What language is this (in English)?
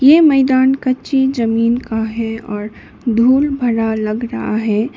Hindi